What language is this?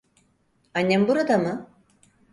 Turkish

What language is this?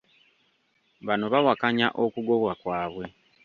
Ganda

